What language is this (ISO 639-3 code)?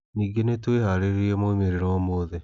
kik